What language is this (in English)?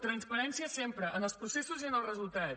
Catalan